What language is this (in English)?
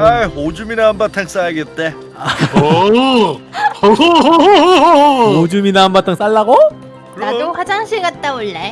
Korean